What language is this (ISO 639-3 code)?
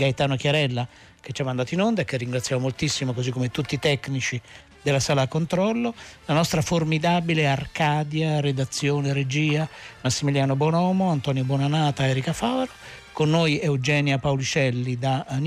ita